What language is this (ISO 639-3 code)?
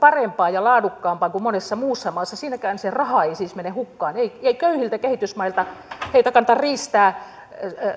fin